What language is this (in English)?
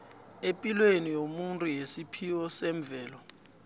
South Ndebele